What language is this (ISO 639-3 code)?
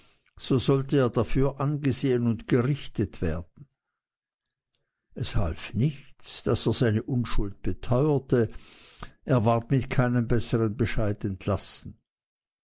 deu